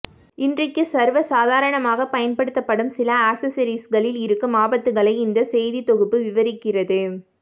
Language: Tamil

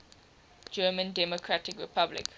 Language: English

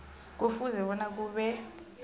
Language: South Ndebele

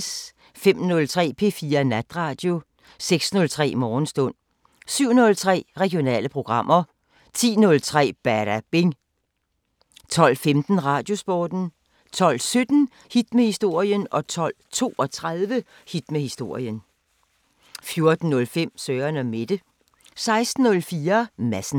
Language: Danish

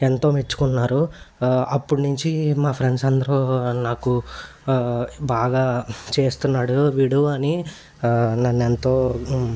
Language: Telugu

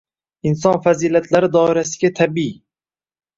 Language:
Uzbek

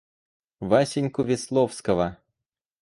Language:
Russian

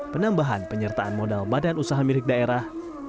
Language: Indonesian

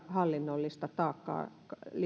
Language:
Finnish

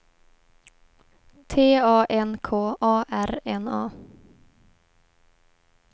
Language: Swedish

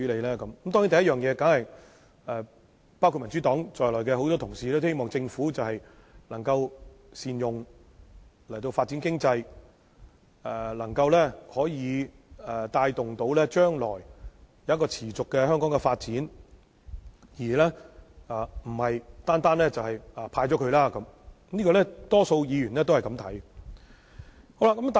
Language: Cantonese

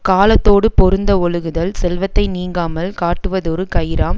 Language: Tamil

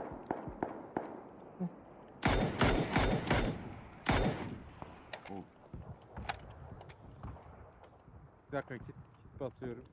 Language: Turkish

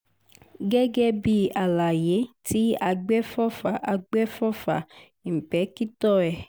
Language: Yoruba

